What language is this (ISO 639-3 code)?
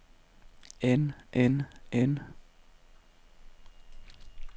dan